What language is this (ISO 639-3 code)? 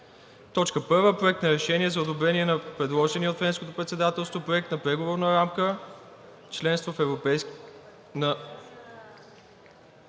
bul